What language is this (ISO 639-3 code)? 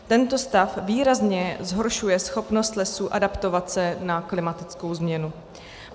ces